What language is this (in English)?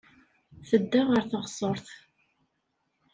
Kabyle